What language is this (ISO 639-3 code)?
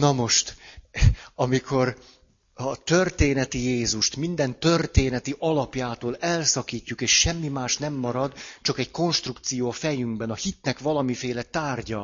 hun